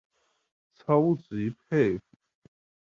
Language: Chinese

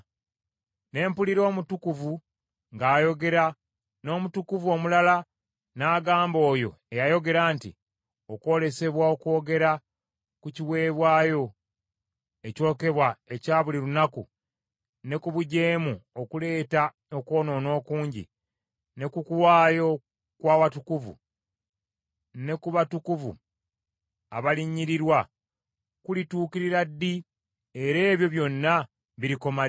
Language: Ganda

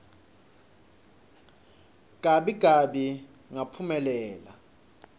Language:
Swati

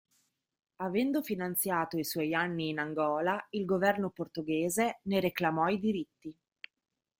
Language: Italian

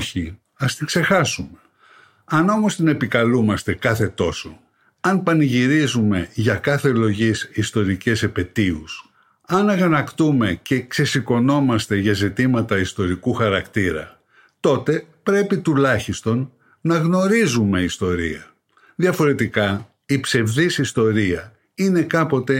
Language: Greek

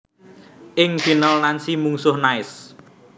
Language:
Javanese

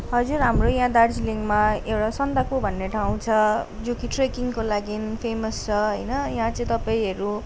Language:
Nepali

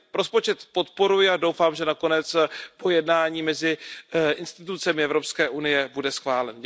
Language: Czech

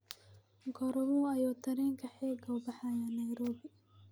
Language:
Somali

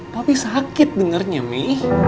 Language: Indonesian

